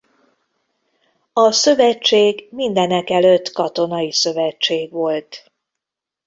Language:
Hungarian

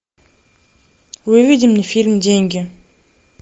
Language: Russian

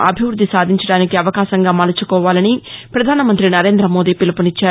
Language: Telugu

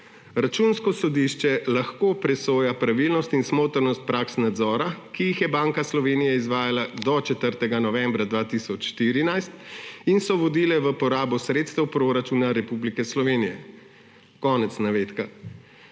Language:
Slovenian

